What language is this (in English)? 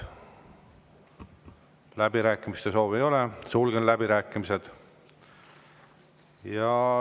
Estonian